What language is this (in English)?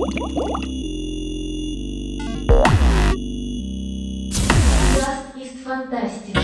Russian